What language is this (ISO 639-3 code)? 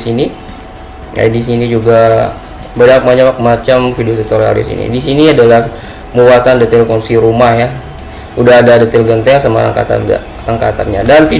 ind